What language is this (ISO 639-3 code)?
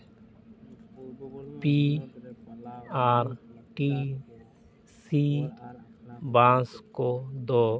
sat